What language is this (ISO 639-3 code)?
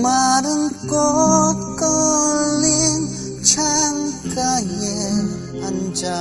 kor